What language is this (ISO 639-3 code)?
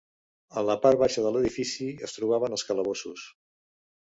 cat